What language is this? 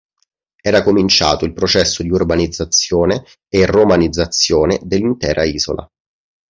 Italian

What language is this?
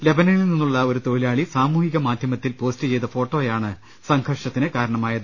Malayalam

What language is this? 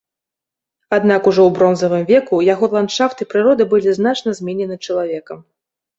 Belarusian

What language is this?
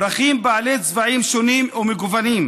Hebrew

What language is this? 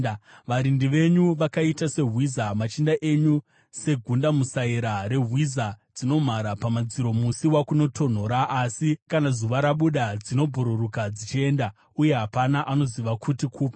Shona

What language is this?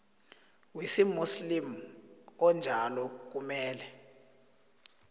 South Ndebele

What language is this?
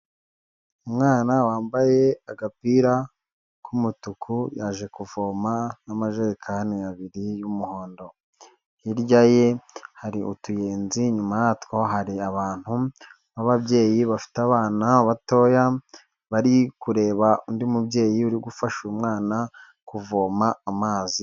Kinyarwanda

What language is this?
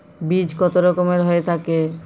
Bangla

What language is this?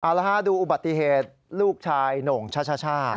Thai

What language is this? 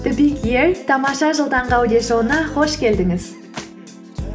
Kazakh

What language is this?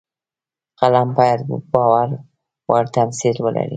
Pashto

